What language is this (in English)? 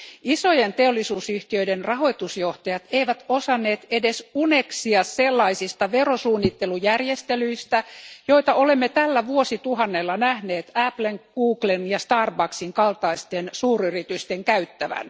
Finnish